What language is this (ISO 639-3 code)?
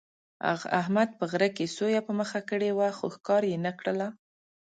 pus